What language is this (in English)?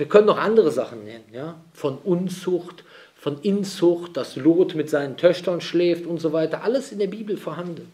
German